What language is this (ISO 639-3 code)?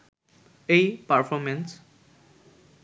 ben